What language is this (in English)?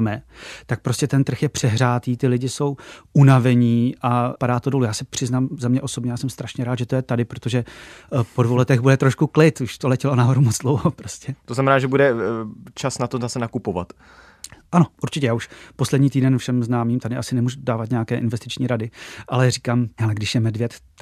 Czech